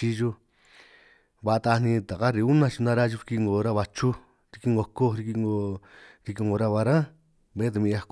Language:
San Martín Itunyoso Triqui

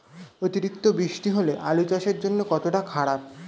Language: Bangla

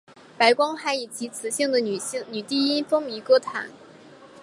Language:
Chinese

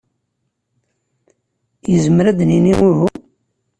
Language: Kabyle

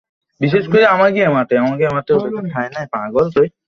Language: Bangla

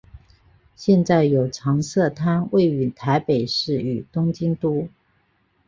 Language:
Chinese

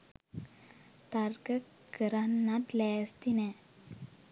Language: Sinhala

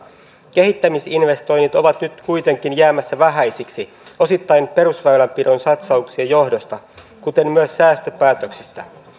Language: Finnish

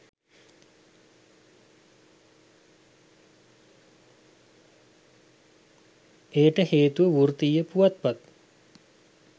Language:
Sinhala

